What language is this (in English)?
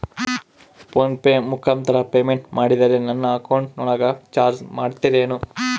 Kannada